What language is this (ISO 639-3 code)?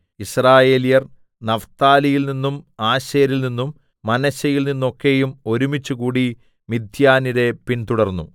mal